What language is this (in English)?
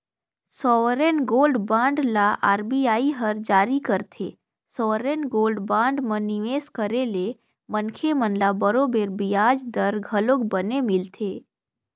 Chhattisgarhi